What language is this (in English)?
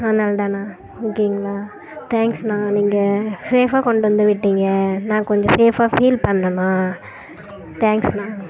Tamil